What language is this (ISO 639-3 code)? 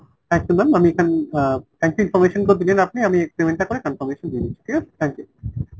ben